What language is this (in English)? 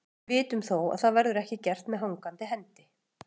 Icelandic